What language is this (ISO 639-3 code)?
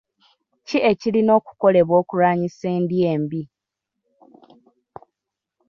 lug